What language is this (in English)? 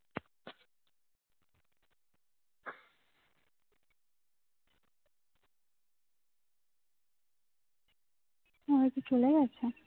Bangla